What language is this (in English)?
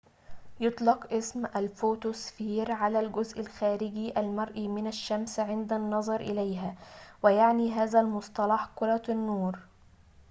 Arabic